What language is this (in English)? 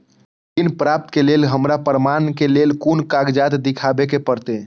Maithili